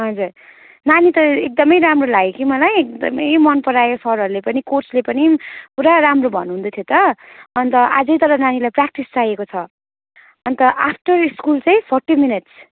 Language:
Nepali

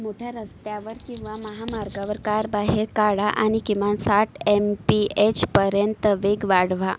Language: Marathi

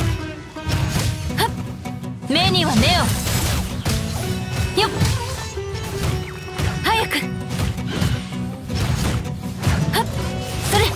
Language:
Japanese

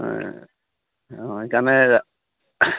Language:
Assamese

